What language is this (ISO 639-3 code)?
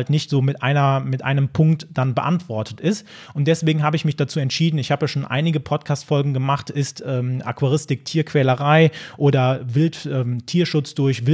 deu